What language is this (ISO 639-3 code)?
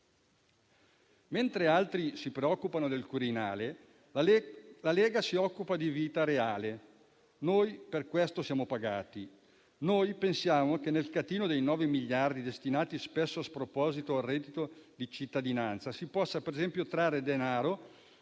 ita